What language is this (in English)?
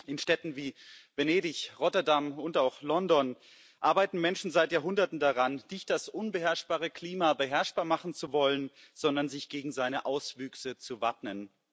German